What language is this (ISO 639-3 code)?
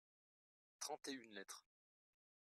fra